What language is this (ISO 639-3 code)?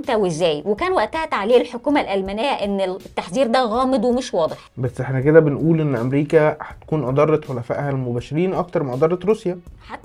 ara